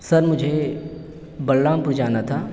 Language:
Urdu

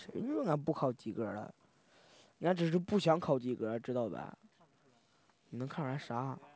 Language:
Chinese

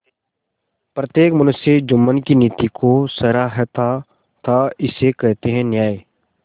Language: Hindi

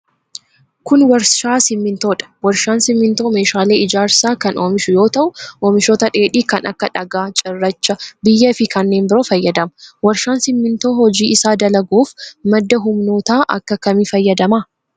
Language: Oromo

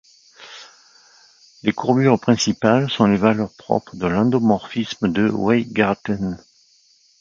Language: French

